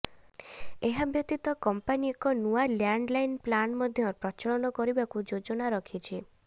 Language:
Odia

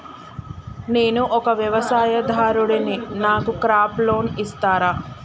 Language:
Telugu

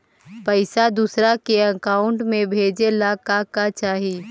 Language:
Magahi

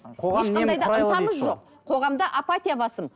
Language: Kazakh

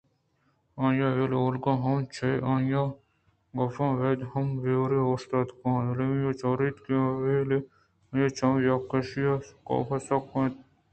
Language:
Eastern Balochi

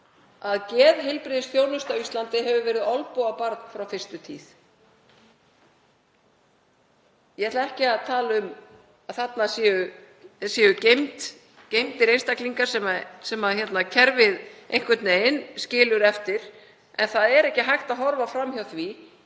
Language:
Icelandic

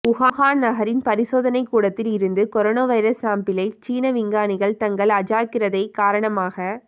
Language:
Tamil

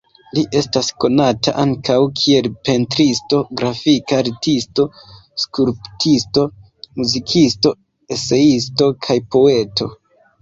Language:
Esperanto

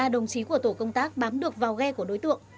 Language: Vietnamese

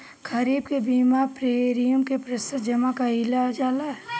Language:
Bhojpuri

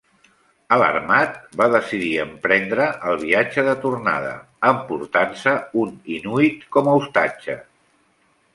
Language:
Catalan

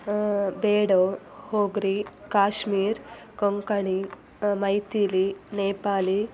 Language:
Kannada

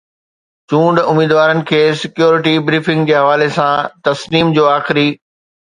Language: Sindhi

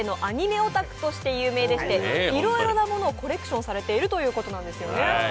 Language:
Japanese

